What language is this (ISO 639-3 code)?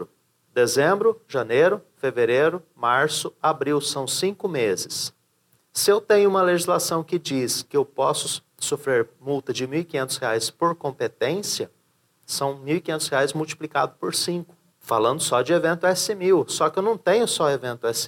por